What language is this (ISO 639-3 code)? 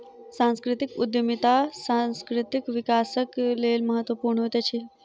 mai